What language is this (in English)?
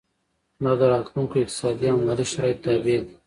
Pashto